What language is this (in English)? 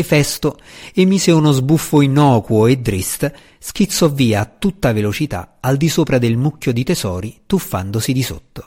Italian